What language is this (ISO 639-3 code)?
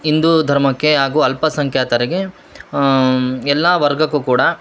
kan